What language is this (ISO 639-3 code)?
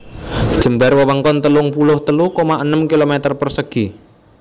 jav